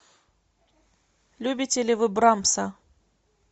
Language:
Russian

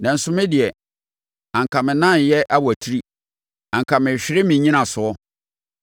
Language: Akan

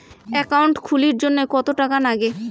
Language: Bangla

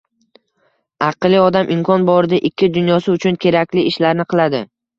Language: Uzbek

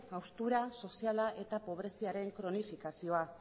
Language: Basque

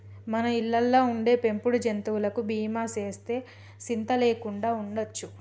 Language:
Telugu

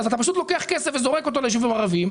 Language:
Hebrew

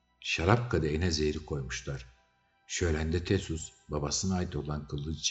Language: Turkish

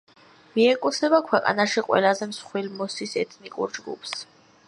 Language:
Georgian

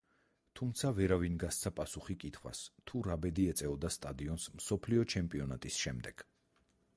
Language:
Georgian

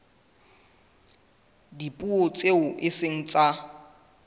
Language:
Southern Sotho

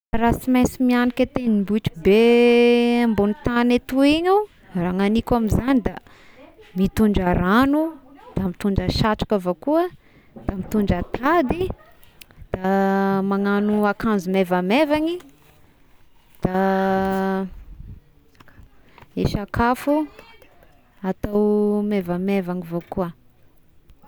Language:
Tesaka Malagasy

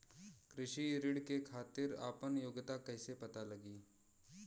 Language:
Bhojpuri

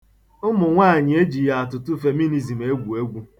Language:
Igbo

